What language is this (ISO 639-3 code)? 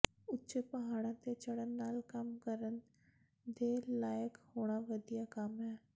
pan